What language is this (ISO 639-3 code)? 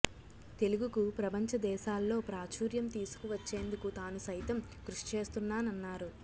tel